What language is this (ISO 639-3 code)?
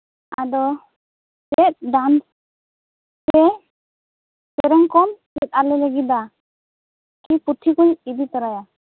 sat